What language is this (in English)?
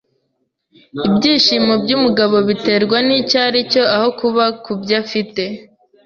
Kinyarwanda